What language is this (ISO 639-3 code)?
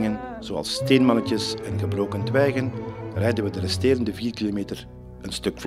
nld